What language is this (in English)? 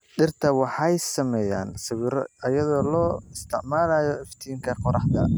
Somali